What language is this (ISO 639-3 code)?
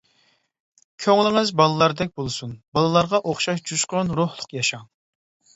uig